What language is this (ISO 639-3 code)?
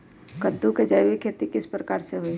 mag